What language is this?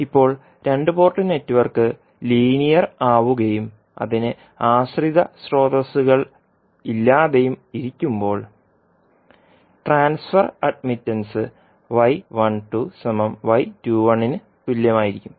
Malayalam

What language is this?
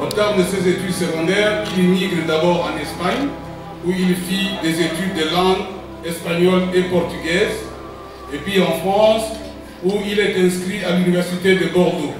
French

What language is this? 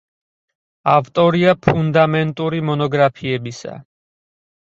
Georgian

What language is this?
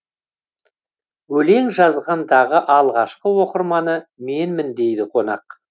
Kazakh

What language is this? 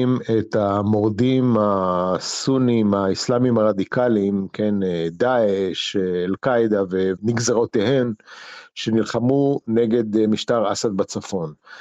Hebrew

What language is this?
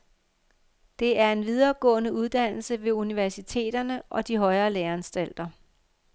Danish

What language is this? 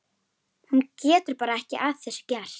Icelandic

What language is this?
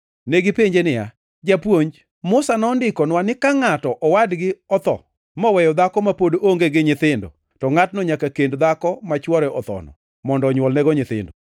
Luo (Kenya and Tanzania)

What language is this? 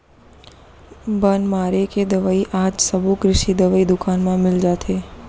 Chhattisgarhi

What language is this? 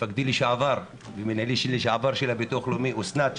Hebrew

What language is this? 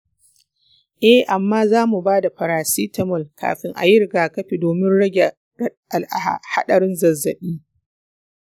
Hausa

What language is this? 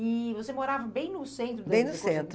Portuguese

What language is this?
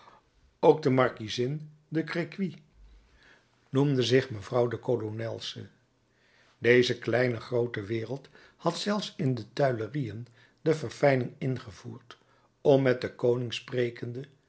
Dutch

